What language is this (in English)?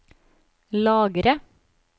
Norwegian